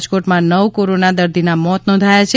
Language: Gujarati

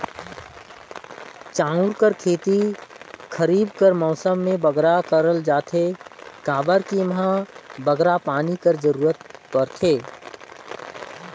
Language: Chhattisgarhi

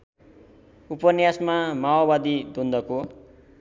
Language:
Nepali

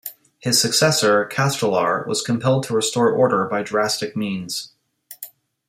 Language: English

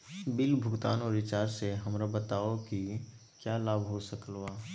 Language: Magahi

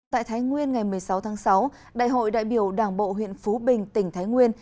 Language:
Vietnamese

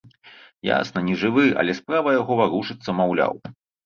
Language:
Belarusian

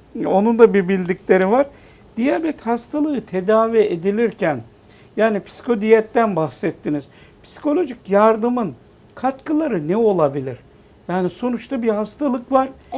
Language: Turkish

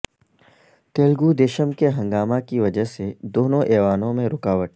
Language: Urdu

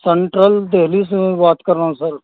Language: Urdu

